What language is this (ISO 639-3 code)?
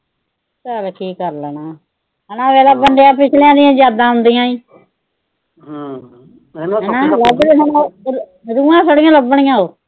pan